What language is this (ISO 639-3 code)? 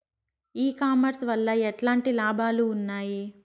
tel